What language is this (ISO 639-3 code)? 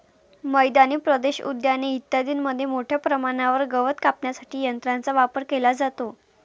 mar